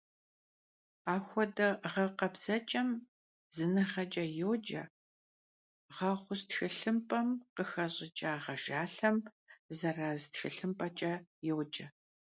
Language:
Kabardian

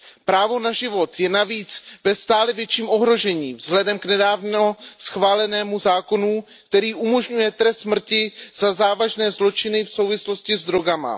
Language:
Czech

